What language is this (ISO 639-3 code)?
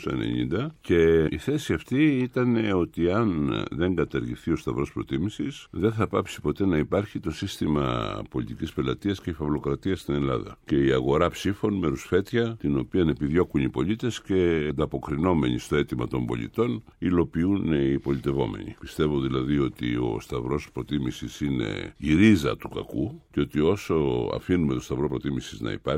ell